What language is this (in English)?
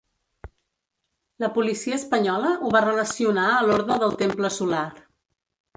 Catalan